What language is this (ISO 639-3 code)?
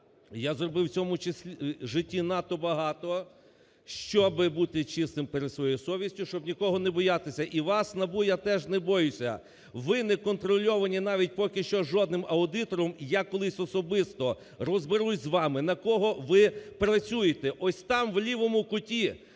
ukr